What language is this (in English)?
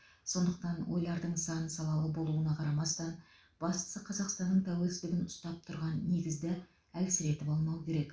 Kazakh